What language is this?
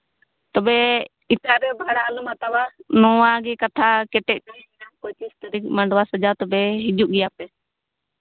Santali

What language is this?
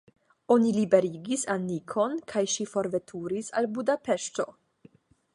Esperanto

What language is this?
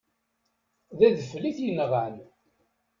Kabyle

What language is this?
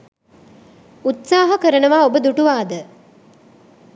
Sinhala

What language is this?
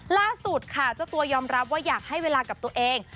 Thai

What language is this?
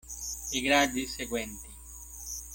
Italian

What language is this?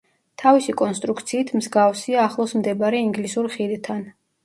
Georgian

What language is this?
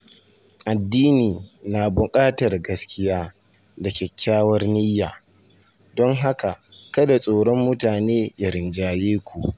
Hausa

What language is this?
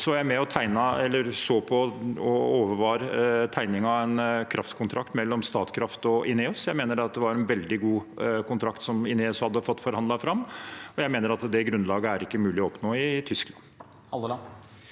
Norwegian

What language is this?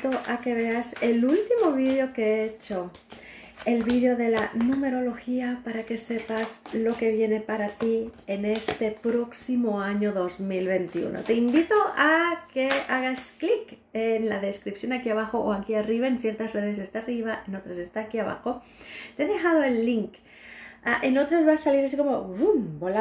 Spanish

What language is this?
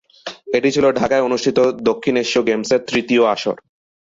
Bangla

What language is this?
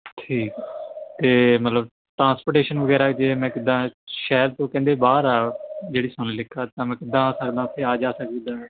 Punjabi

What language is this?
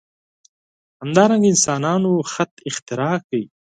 Pashto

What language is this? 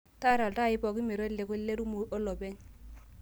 Masai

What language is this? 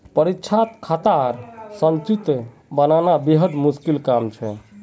Magahi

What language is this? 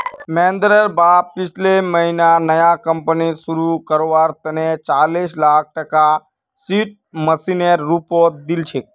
Magahi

